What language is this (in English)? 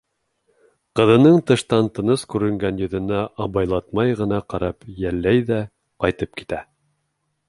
Bashkir